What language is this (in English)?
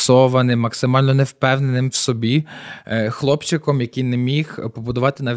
Ukrainian